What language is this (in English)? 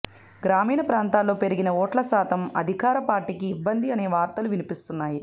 Telugu